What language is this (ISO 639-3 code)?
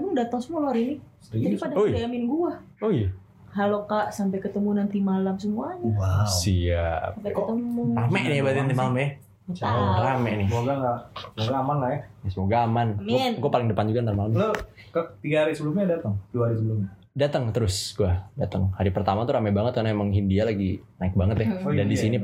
ind